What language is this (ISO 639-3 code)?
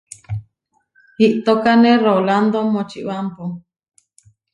var